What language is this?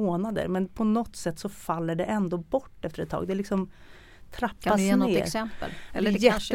Swedish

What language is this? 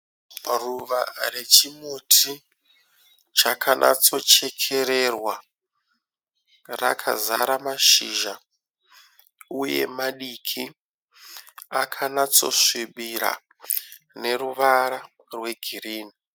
Shona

